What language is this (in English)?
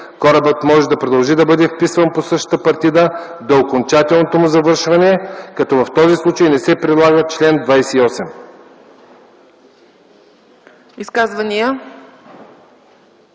Bulgarian